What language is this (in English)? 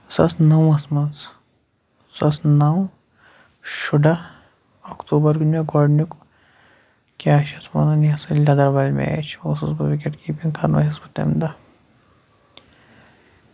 Kashmiri